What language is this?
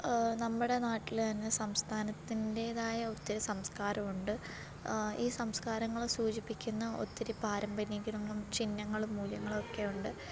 Malayalam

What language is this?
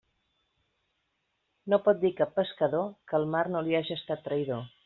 Catalan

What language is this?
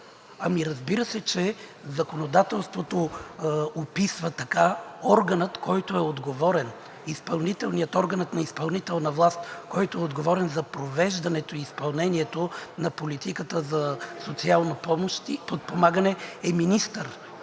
Bulgarian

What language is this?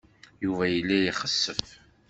Kabyle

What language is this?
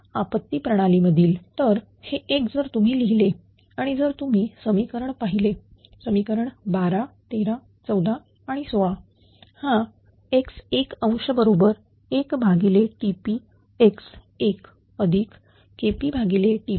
Marathi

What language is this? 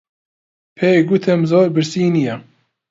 Central Kurdish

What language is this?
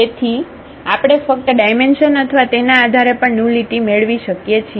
Gujarati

